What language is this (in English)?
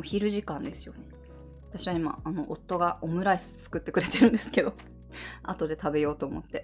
Japanese